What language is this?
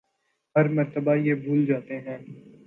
Urdu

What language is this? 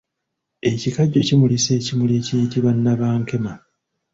Ganda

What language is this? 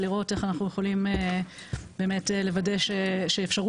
Hebrew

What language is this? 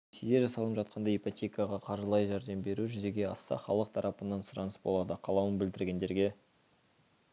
Kazakh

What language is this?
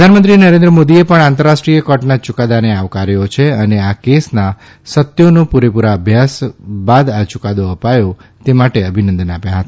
Gujarati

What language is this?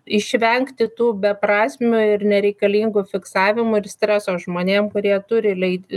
Lithuanian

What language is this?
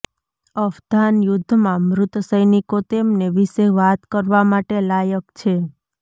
Gujarati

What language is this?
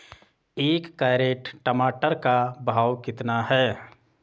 Hindi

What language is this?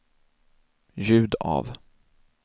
Swedish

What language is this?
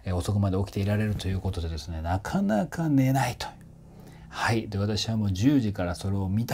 Japanese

